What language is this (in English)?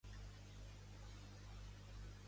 Catalan